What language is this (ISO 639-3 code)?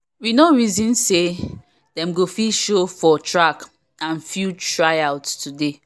pcm